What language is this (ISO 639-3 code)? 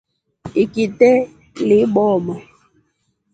rof